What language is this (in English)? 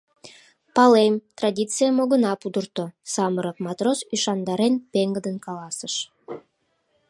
Mari